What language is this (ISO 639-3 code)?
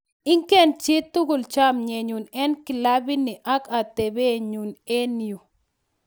kln